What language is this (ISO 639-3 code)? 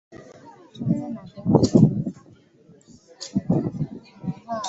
swa